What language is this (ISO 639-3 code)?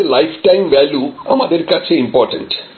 ben